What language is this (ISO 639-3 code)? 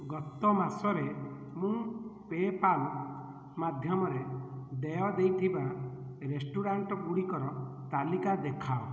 ori